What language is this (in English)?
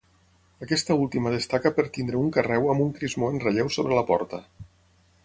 Catalan